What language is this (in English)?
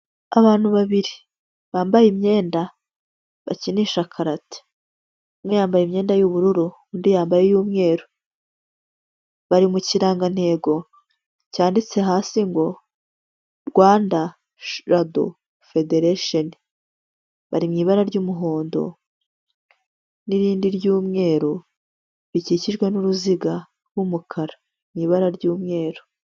Kinyarwanda